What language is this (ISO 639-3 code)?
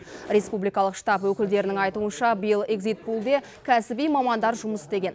kaz